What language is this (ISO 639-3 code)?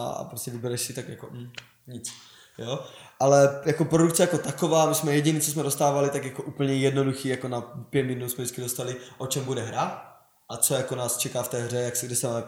ces